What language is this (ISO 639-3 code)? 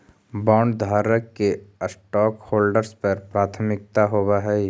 mag